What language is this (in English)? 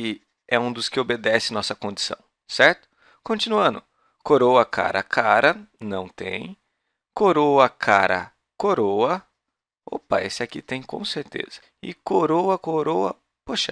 Portuguese